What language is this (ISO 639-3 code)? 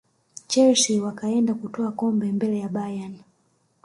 swa